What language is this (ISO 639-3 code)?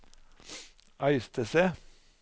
nor